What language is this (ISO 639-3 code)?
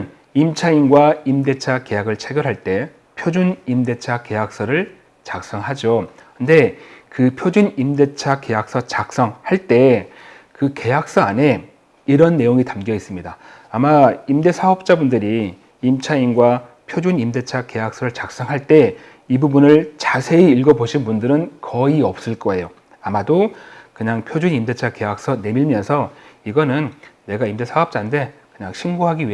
kor